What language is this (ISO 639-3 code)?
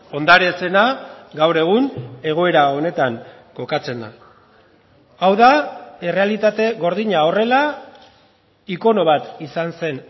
eus